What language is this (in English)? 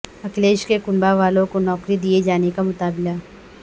Urdu